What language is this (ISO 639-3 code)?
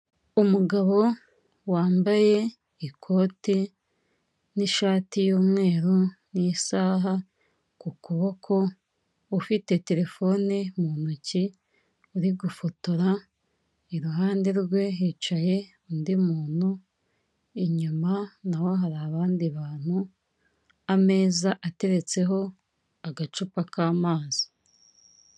kin